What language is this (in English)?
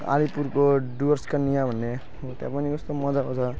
Nepali